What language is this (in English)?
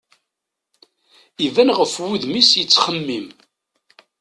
Kabyle